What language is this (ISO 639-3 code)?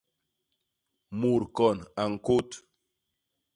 bas